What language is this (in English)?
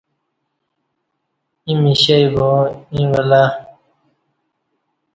Kati